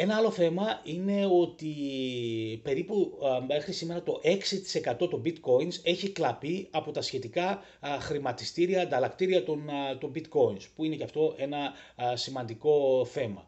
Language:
Greek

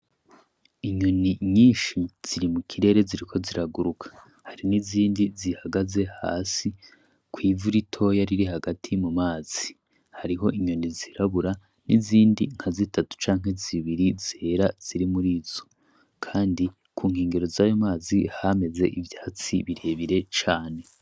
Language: Rundi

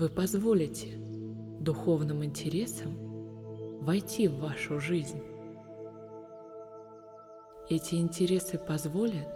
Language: Russian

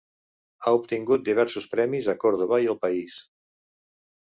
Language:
Catalan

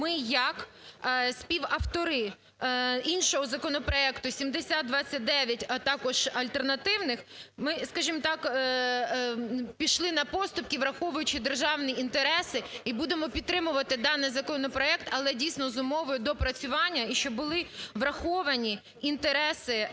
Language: Ukrainian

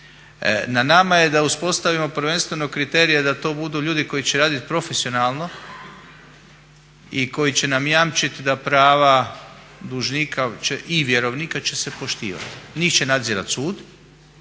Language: Croatian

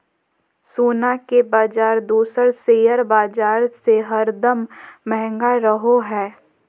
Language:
Magahi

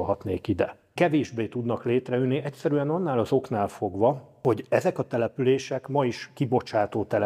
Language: Hungarian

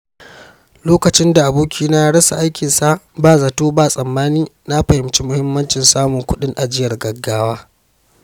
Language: Hausa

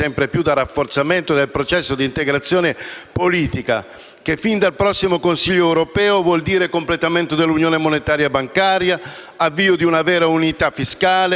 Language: Italian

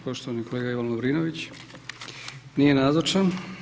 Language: Croatian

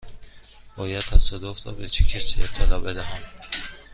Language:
Persian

